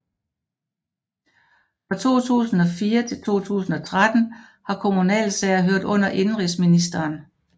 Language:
Danish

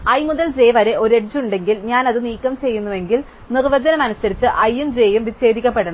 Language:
Malayalam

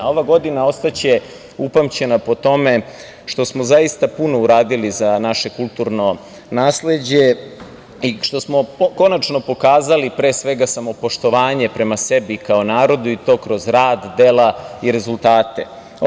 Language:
Serbian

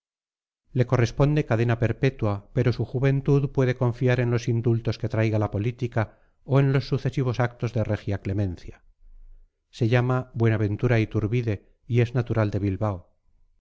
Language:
Spanish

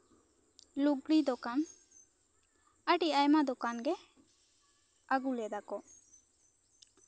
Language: Santali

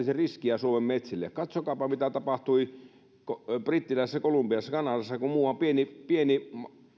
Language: Finnish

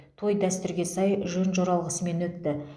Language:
Kazakh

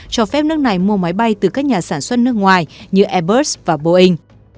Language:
Vietnamese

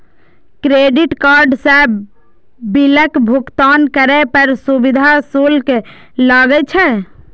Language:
Maithili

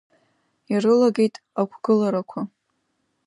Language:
Abkhazian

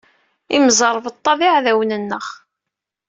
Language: Kabyle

